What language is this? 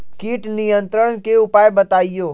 Magahi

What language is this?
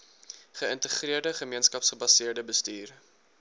Afrikaans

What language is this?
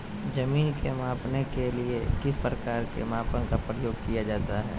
Magahi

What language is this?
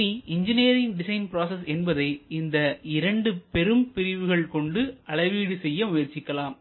Tamil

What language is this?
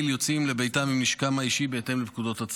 Hebrew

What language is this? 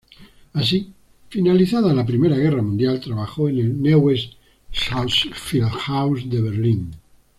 Spanish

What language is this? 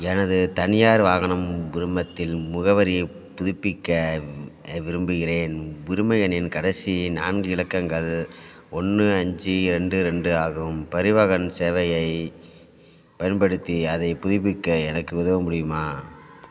Tamil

